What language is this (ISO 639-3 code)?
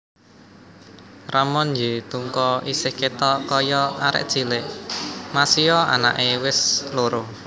jav